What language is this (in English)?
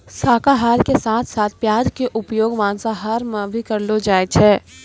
Maithili